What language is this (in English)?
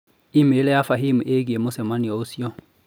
Kikuyu